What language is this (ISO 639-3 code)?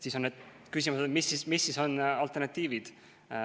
est